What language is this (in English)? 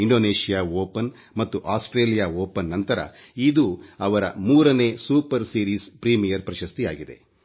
Kannada